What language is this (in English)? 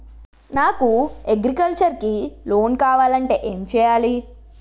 Telugu